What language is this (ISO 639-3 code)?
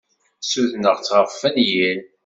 kab